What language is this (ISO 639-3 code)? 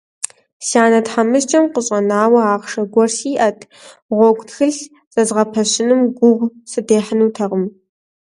kbd